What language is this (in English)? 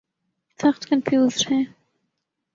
Urdu